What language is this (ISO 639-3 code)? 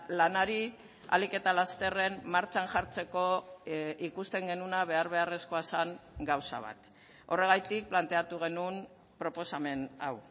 eus